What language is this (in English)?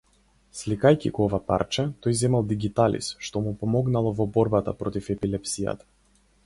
Macedonian